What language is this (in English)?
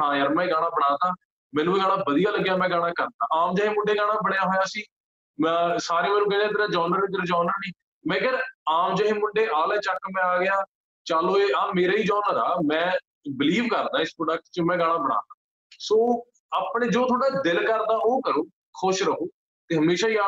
Punjabi